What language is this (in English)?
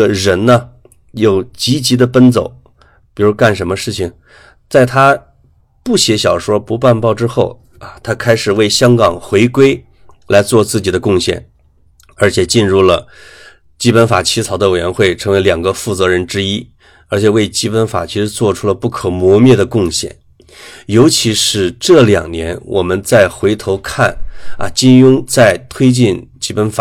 Chinese